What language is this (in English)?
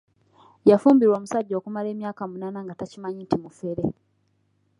Ganda